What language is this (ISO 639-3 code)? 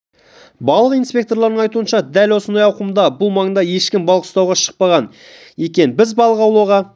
kaz